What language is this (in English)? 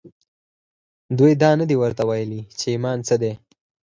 Pashto